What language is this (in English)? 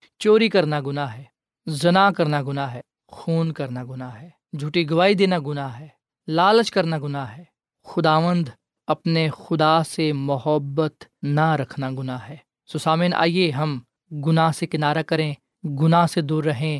Urdu